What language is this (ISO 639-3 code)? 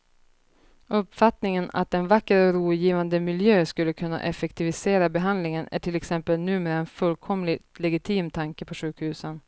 swe